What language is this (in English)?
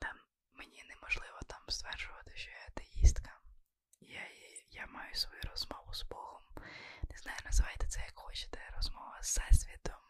Ukrainian